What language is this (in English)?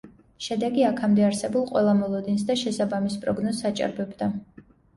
Georgian